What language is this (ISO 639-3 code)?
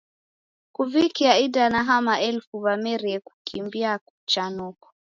dav